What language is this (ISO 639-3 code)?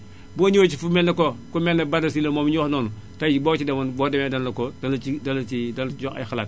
wol